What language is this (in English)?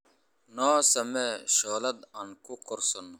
Somali